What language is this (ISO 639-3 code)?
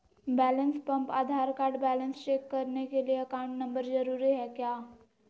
mag